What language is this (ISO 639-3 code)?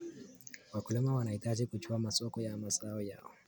kln